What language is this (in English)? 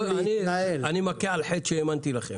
Hebrew